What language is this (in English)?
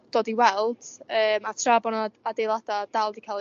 Welsh